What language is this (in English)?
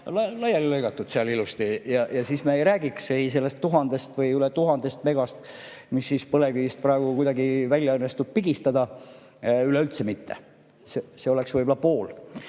Estonian